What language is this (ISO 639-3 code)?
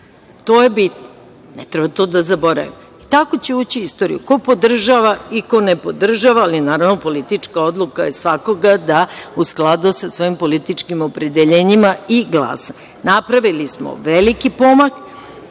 srp